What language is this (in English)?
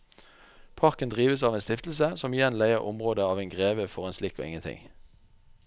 Norwegian